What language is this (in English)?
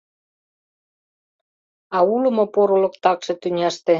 Mari